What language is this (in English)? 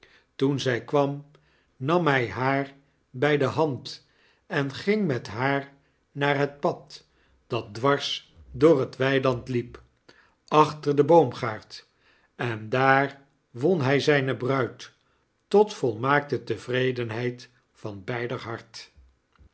Dutch